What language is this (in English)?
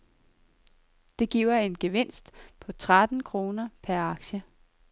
Danish